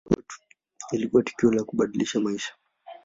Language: Swahili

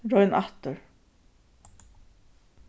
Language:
Faroese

